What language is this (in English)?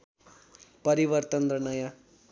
Nepali